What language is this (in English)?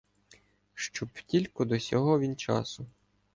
Ukrainian